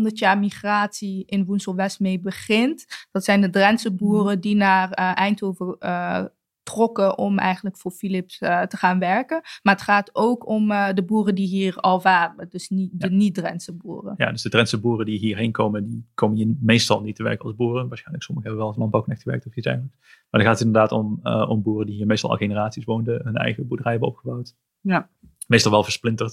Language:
Dutch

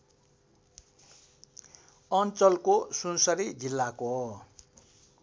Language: Nepali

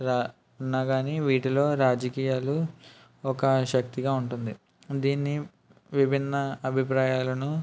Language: Telugu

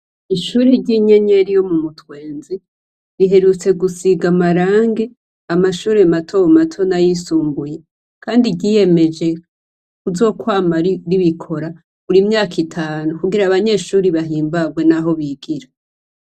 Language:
Rundi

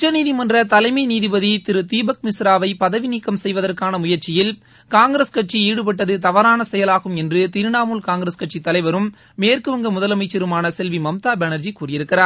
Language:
Tamil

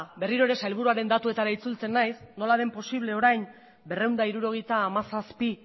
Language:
Basque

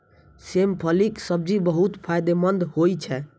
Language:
Maithili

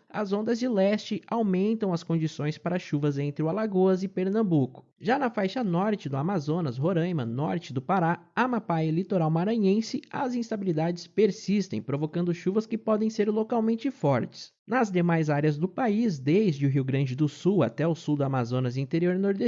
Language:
Portuguese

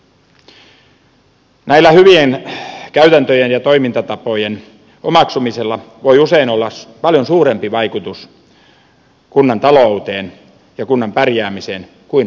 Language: Finnish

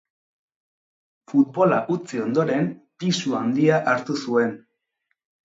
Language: Basque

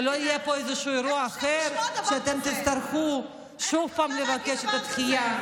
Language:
Hebrew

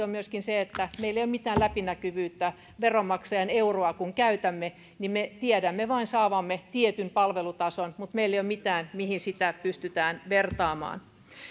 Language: Finnish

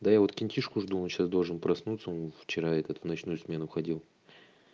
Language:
Russian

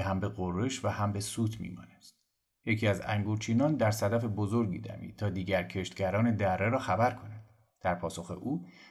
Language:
Persian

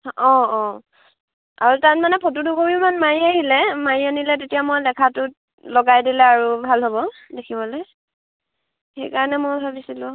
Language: Assamese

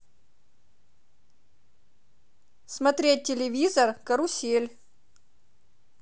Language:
Russian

